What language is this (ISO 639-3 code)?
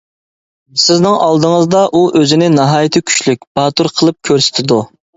uig